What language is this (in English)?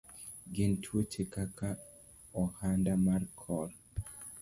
Luo (Kenya and Tanzania)